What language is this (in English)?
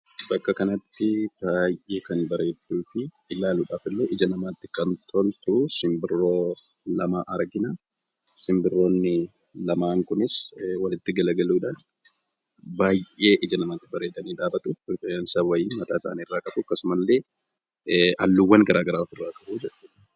Oromo